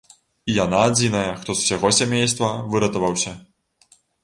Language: Belarusian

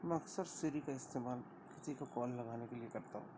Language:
Urdu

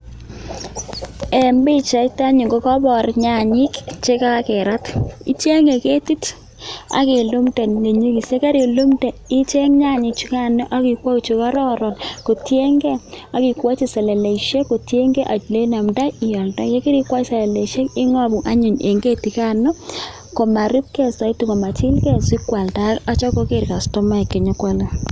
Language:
Kalenjin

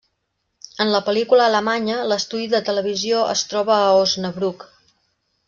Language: Catalan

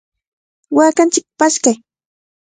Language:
Cajatambo North Lima Quechua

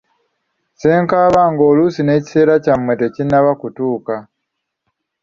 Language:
Ganda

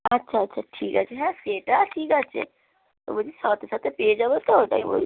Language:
Bangla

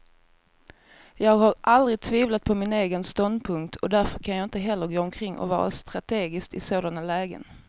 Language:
Swedish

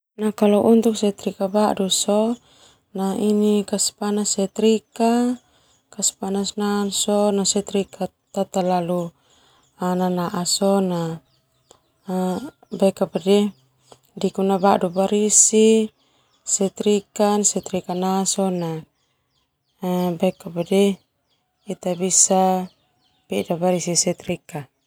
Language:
Termanu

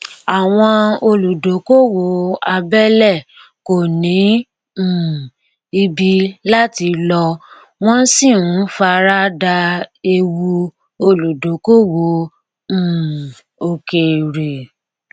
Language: Yoruba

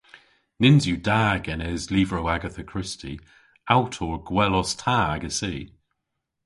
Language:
Cornish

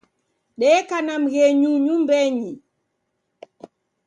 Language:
Taita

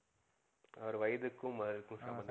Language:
Tamil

